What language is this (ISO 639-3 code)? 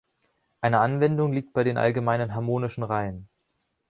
deu